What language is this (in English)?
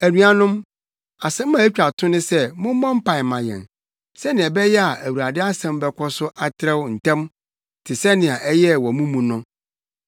Akan